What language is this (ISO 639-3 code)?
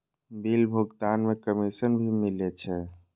mai